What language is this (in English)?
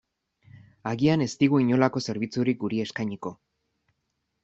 Basque